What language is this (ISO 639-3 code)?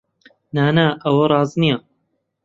ckb